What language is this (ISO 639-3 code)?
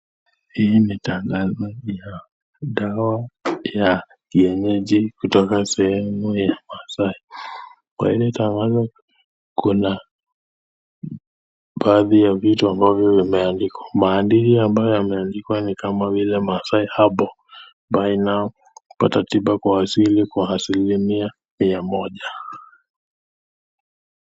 swa